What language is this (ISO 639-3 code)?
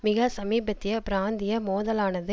tam